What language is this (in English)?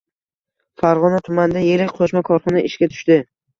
Uzbek